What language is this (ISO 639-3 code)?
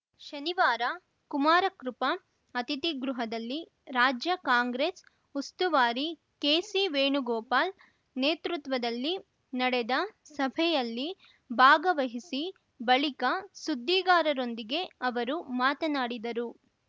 kan